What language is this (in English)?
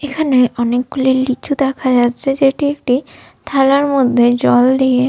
Bangla